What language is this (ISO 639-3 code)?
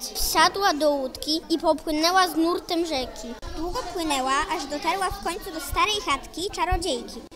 pol